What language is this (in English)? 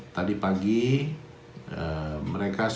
Indonesian